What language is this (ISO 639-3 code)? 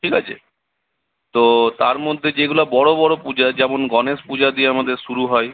ben